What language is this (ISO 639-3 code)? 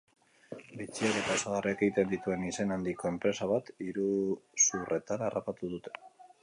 eus